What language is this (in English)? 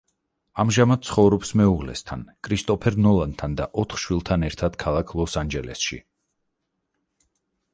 Georgian